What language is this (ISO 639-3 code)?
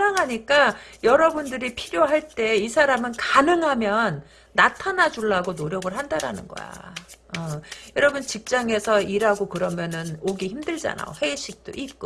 kor